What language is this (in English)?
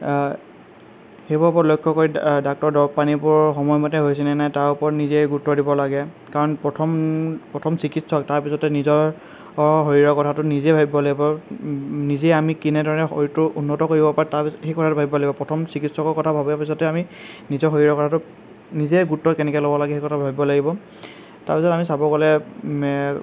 Assamese